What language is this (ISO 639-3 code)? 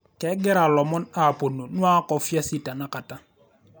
mas